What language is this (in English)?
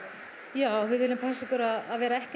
Icelandic